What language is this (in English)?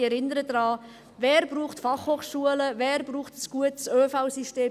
Swiss German